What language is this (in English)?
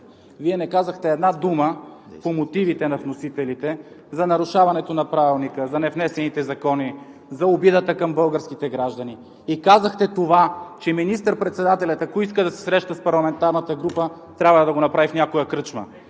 Bulgarian